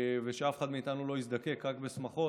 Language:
Hebrew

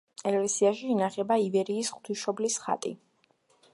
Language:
Georgian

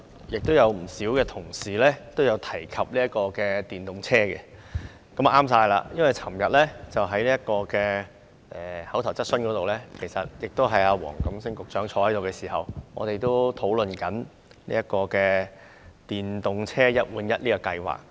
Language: Cantonese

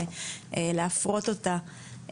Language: Hebrew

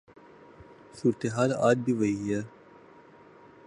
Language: Urdu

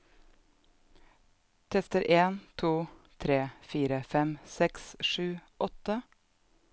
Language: Norwegian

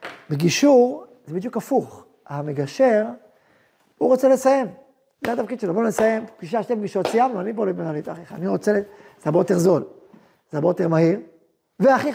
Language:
Hebrew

